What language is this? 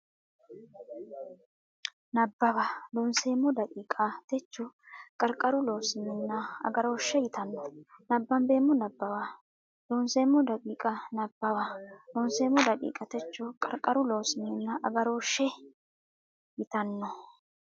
Sidamo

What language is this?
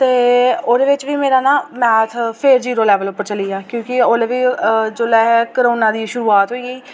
Dogri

